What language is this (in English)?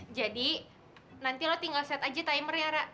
Indonesian